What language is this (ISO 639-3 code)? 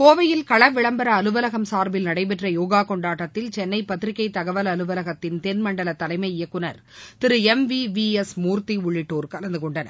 tam